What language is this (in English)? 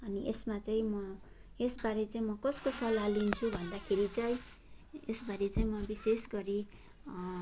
Nepali